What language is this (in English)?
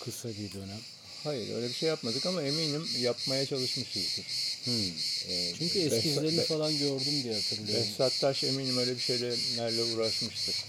Turkish